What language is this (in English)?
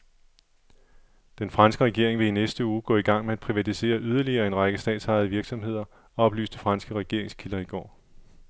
Danish